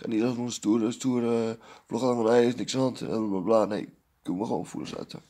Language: Dutch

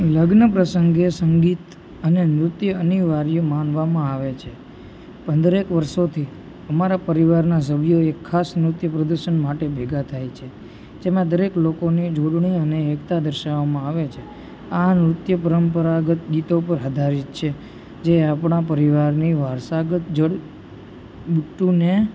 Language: Gujarati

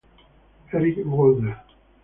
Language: Italian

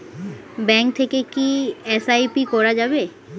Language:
Bangla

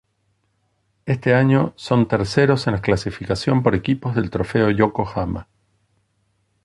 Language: Spanish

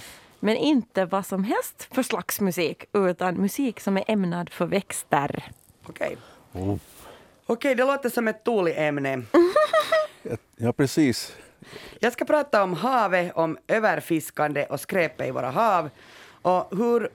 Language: Swedish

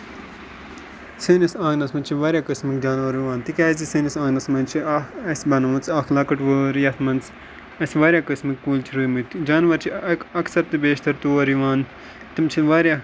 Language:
Kashmiri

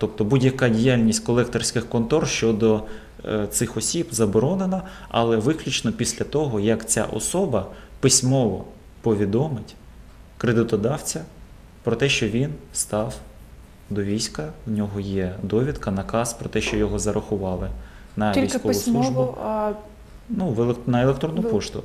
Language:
Ukrainian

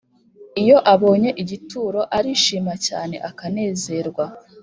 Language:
Kinyarwanda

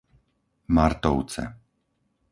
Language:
Slovak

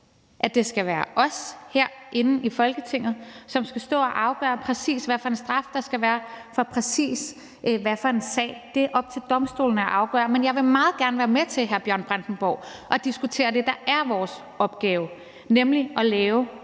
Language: Danish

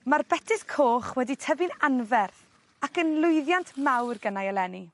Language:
Welsh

